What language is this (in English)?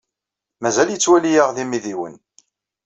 Kabyle